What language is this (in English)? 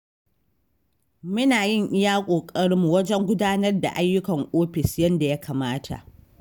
Hausa